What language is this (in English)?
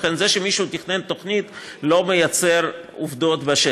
Hebrew